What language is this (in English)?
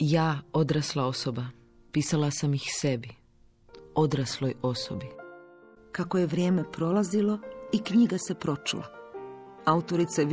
Croatian